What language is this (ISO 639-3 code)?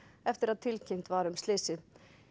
isl